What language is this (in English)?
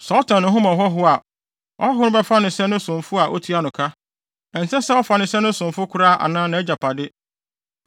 Akan